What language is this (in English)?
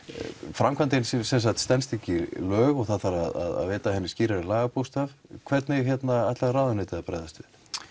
Icelandic